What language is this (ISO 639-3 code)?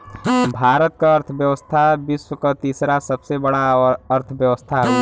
bho